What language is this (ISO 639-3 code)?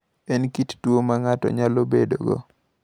luo